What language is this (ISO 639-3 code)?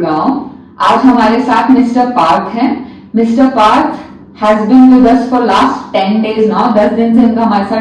hin